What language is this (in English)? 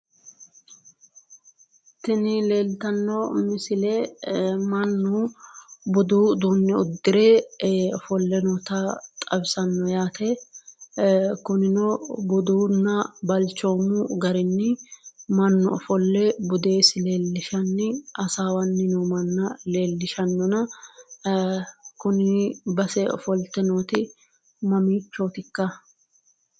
Sidamo